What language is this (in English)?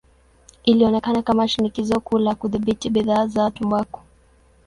Swahili